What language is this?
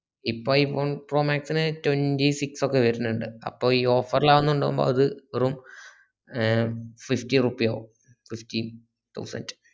Malayalam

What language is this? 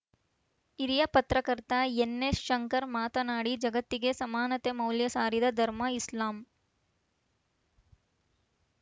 Kannada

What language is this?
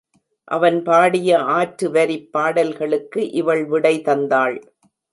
Tamil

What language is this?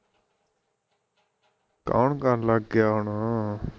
Punjabi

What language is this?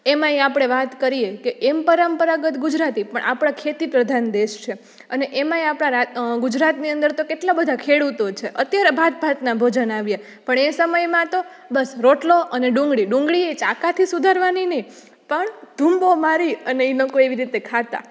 Gujarati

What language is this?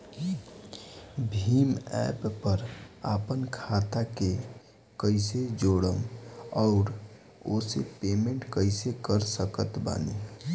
Bhojpuri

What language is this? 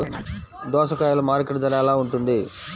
Telugu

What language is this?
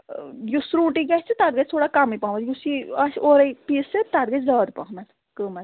Kashmiri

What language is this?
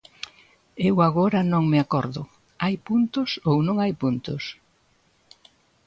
Galician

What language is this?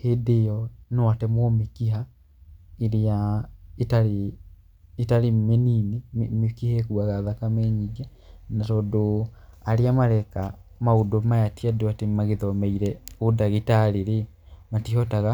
Kikuyu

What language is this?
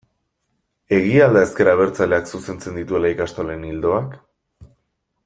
Basque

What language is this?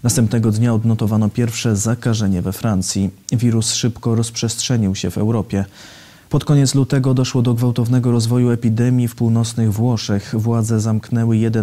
Polish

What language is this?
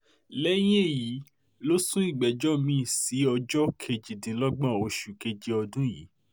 Yoruba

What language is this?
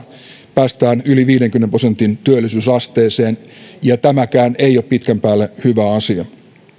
Finnish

